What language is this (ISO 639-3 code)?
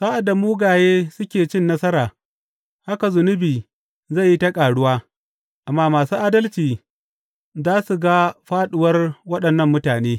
hau